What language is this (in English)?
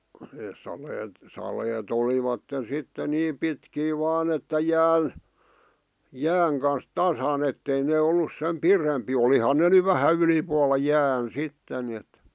Finnish